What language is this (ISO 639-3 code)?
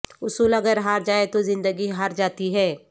urd